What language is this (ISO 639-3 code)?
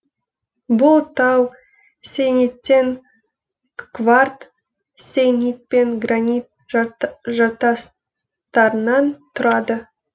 kaz